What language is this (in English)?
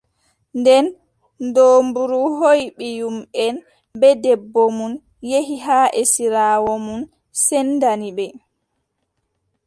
Adamawa Fulfulde